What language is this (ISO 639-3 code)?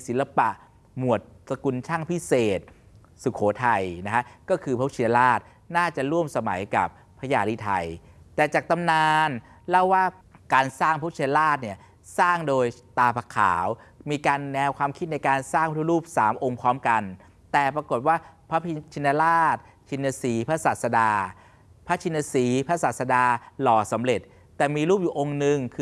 tha